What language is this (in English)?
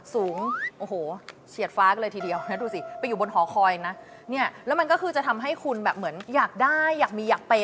Thai